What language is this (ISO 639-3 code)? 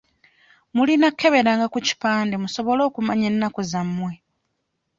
lug